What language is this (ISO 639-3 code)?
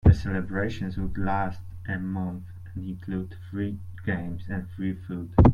eng